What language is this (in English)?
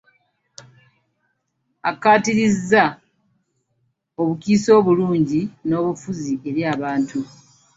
Ganda